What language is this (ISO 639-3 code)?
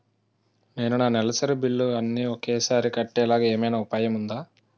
tel